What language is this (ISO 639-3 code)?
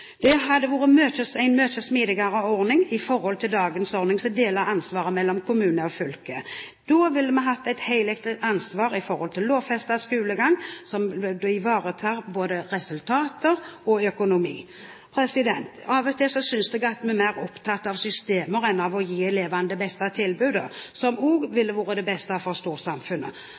nob